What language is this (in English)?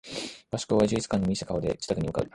Japanese